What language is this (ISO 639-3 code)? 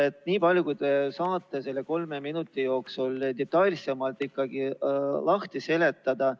est